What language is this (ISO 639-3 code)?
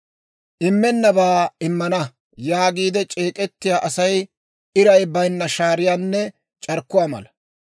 dwr